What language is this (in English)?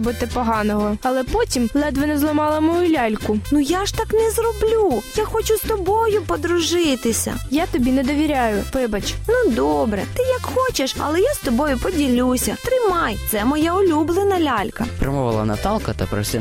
Ukrainian